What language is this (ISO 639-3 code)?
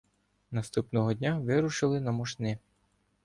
ukr